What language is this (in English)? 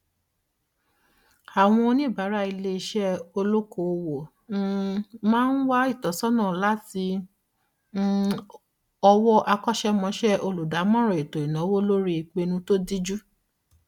Yoruba